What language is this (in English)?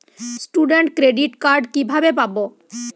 Bangla